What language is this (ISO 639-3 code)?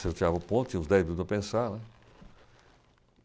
por